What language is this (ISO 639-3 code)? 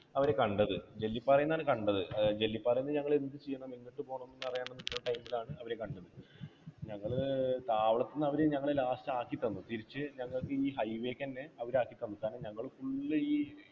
mal